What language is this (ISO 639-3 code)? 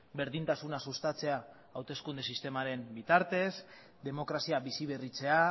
eus